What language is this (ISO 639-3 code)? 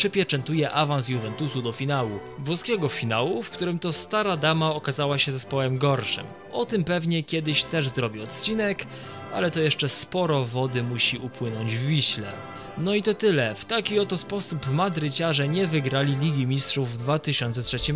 pol